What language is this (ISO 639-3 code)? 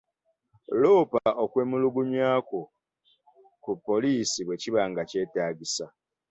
lug